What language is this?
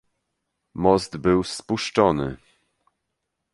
Polish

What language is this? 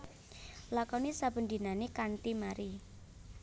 Javanese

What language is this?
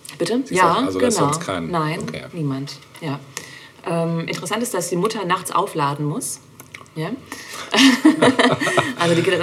German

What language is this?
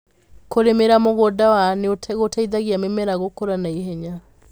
Kikuyu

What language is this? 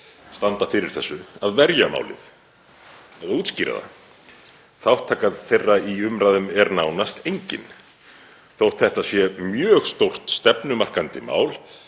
Icelandic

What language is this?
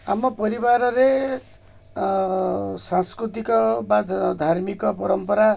Odia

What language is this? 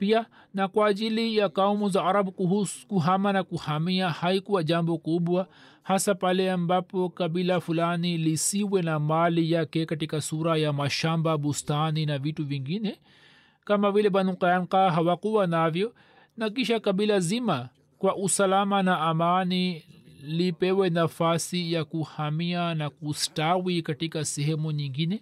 Swahili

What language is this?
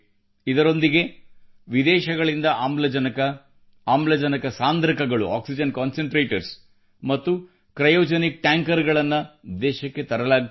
Kannada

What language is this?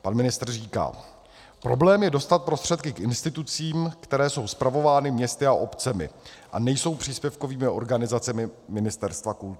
Czech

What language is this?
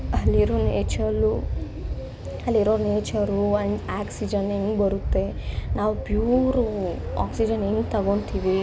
Kannada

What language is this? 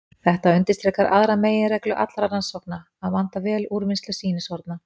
Icelandic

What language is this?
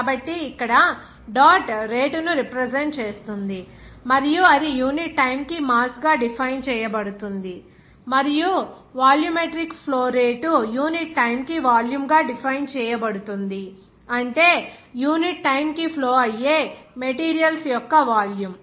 Telugu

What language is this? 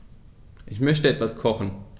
German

